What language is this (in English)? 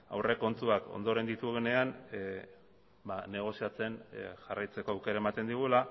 Basque